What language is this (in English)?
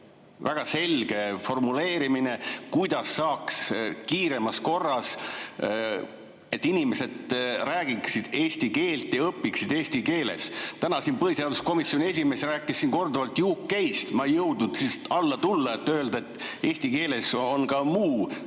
Estonian